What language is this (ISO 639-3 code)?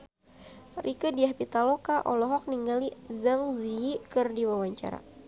sun